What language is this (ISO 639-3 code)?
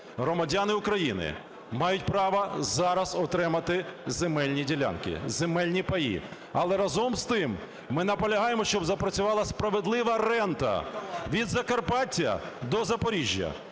ukr